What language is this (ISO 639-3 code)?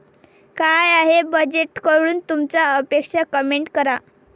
mar